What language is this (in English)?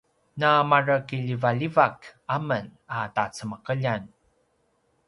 Paiwan